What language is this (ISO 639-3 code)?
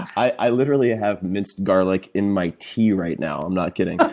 eng